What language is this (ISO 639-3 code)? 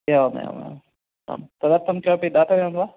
san